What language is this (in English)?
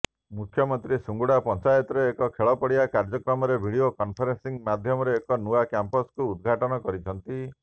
Odia